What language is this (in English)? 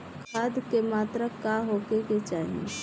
Bhojpuri